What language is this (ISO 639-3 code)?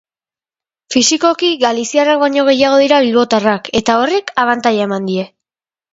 eus